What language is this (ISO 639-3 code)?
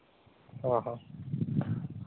sat